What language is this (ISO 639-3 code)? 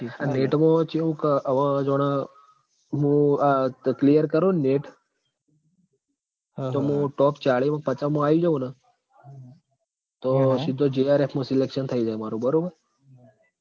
guj